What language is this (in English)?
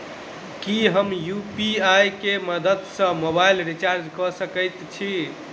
Maithili